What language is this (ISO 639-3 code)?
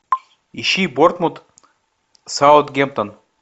rus